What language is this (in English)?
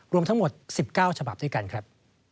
Thai